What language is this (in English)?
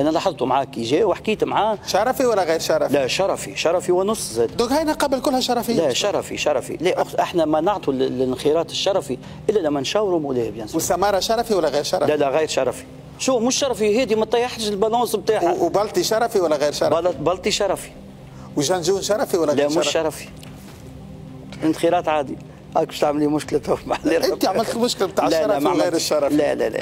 Arabic